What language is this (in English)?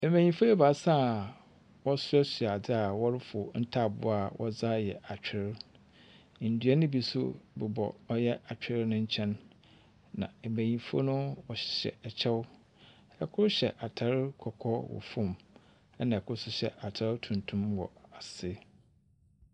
Akan